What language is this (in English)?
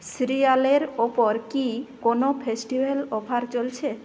Bangla